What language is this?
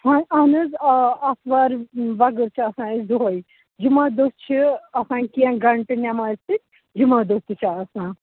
Kashmiri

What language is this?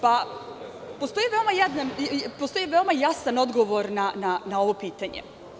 Serbian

